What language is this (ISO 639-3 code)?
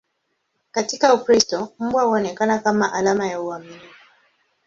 swa